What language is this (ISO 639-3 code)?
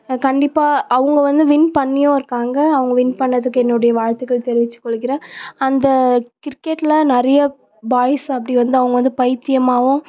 tam